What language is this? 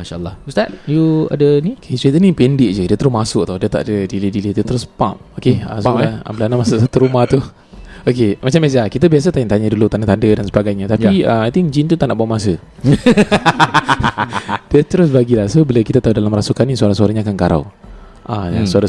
Malay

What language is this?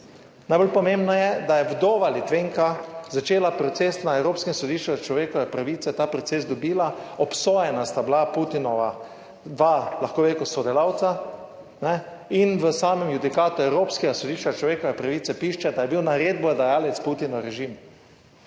Slovenian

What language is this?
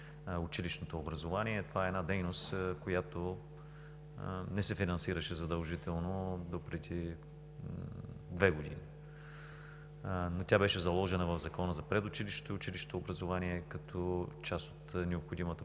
Bulgarian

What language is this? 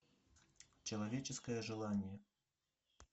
Russian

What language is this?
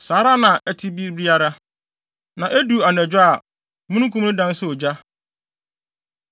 Akan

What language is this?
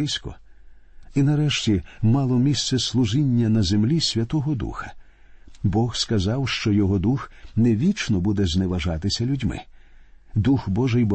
Ukrainian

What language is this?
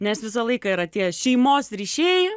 Lithuanian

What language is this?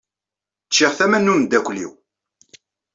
Kabyle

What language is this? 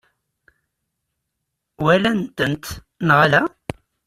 Kabyle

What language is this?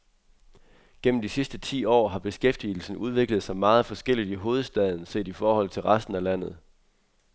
Danish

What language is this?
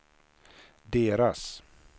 Swedish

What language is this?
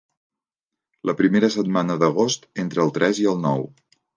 Catalan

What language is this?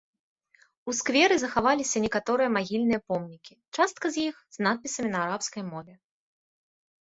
Belarusian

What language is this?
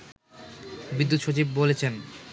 Bangla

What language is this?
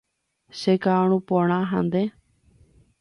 Guarani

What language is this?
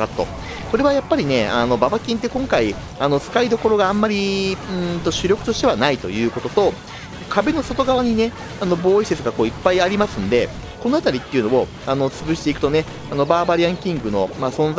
Japanese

